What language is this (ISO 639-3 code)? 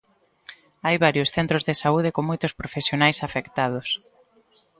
glg